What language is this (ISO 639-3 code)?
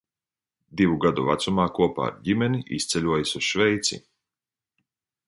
lav